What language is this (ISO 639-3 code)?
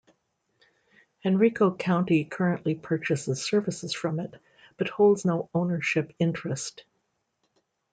eng